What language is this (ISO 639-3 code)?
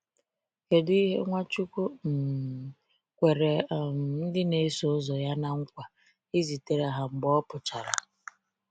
ibo